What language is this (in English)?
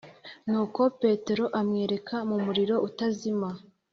Kinyarwanda